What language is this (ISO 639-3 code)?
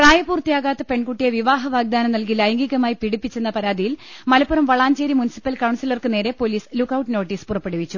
mal